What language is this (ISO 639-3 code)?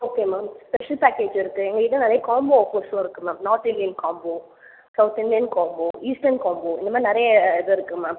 tam